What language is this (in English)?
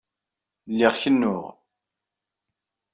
Kabyle